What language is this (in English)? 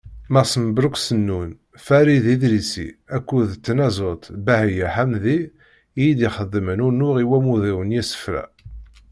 Kabyle